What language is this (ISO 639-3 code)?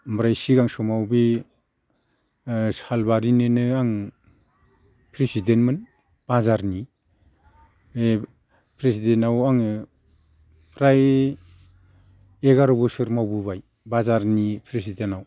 brx